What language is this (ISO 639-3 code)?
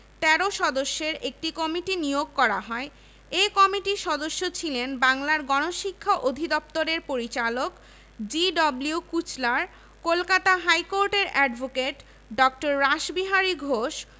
ben